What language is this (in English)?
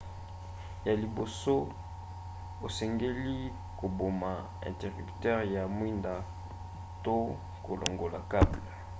Lingala